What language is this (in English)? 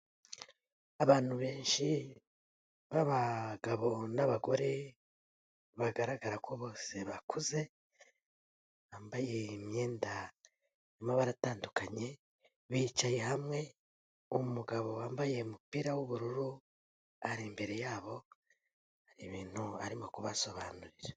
Kinyarwanda